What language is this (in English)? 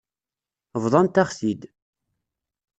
Kabyle